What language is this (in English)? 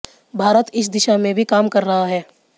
Hindi